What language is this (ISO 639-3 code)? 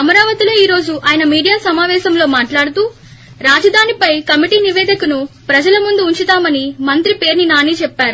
tel